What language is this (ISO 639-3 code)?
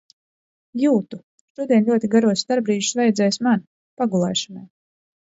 lav